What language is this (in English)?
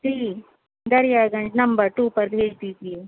Urdu